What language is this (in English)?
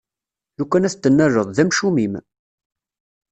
Kabyle